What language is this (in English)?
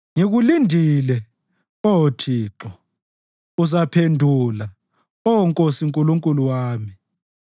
North Ndebele